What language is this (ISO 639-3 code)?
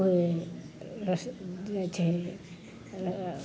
mai